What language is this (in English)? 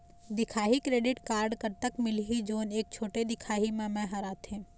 Chhattisgarhi